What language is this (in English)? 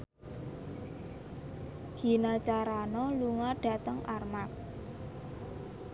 Javanese